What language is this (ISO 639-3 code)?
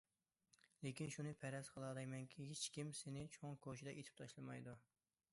uig